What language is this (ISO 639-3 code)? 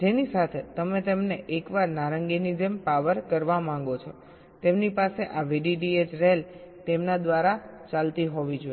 guj